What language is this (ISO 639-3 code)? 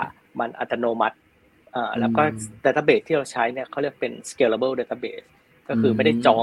tha